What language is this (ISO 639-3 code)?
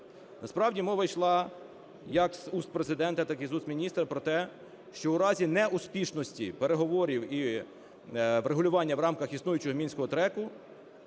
ukr